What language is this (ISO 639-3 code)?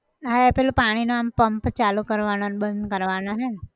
guj